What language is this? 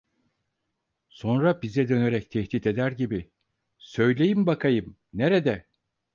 Turkish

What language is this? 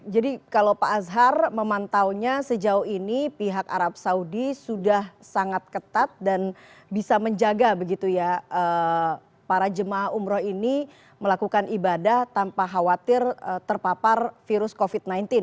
Indonesian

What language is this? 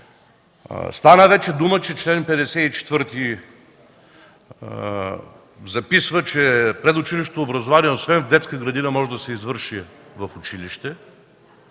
Bulgarian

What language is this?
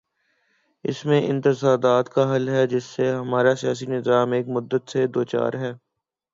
Urdu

